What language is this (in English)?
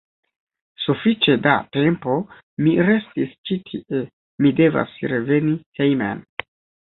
Esperanto